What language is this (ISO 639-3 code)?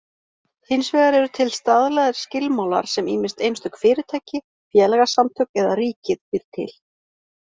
isl